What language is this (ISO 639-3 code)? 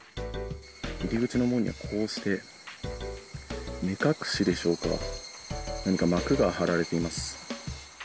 jpn